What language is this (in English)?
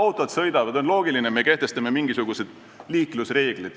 Estonian